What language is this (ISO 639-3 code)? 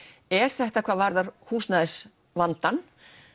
isl